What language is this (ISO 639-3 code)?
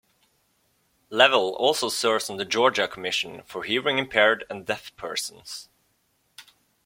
eng